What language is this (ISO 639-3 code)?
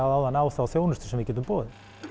isl